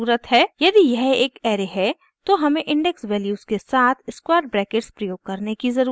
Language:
Hindi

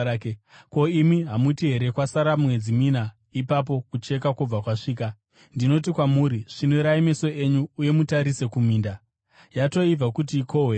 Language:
Shona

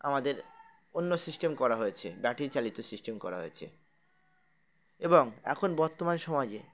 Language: Bangla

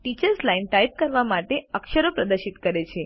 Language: Gujarati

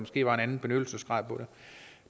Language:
Danish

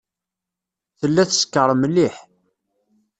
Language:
Kabyle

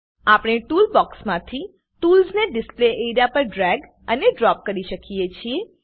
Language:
Gujarati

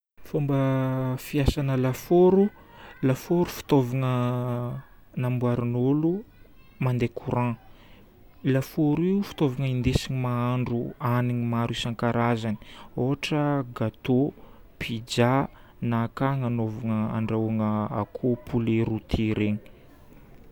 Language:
Northern Betsimisaraka Malagasy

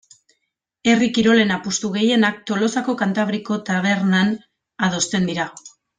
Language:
Basque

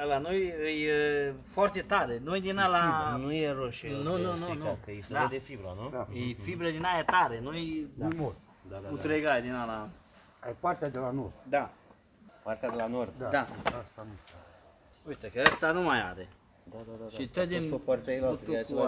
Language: Romanian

